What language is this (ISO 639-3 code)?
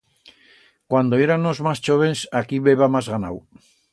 arg